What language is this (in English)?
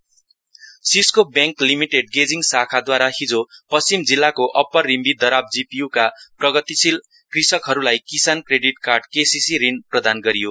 Nepali